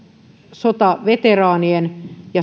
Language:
Finnish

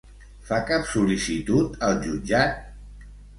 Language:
Catalan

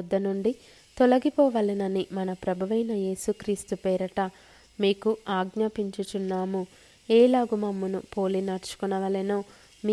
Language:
Telugu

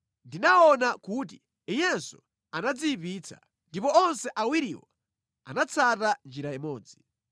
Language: Nyanja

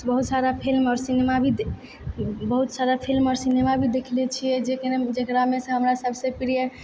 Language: Maithili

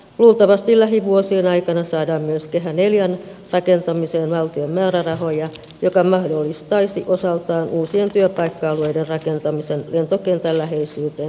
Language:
Finnish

